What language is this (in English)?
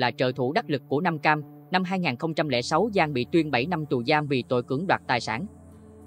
Vietnamese